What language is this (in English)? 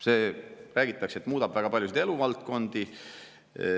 Estonian